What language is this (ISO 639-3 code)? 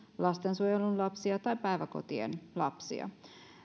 fin